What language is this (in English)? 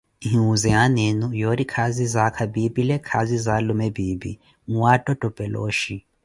Koti